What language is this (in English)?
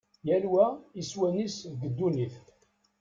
Kabyle